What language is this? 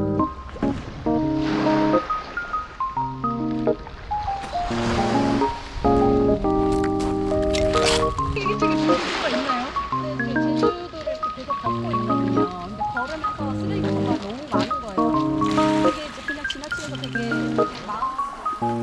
Korean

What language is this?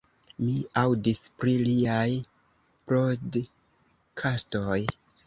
Esperanto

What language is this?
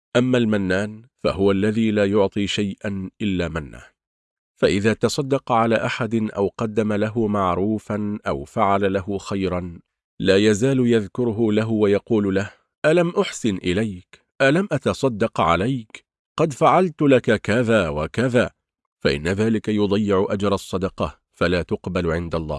Arabic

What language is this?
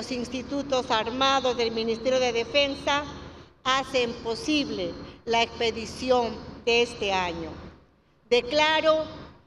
Spanish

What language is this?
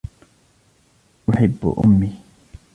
Arabic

